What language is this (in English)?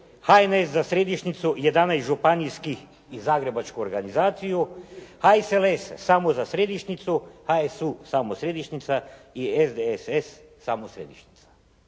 Croatian